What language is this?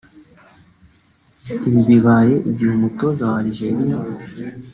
Kinyarwanda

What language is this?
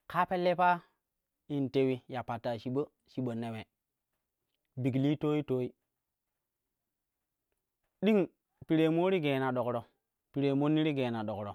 Kushi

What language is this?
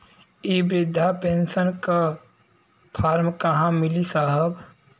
Bhojpuri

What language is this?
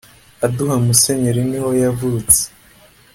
Kinyarwanda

